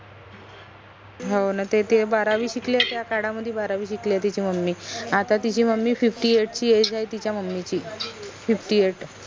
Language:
Marathi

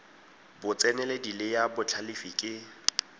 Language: Tswana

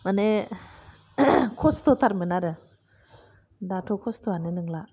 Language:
Bodo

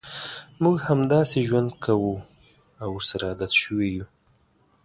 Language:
Pashto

